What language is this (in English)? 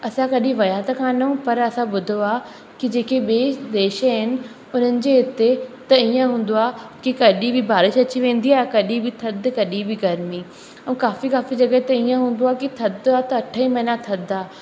Sindhi